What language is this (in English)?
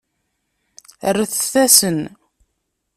Kabyle